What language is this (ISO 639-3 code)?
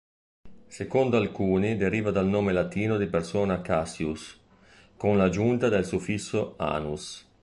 ita